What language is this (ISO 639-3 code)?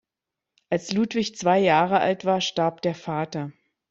deu